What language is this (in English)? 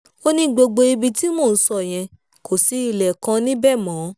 Yoruba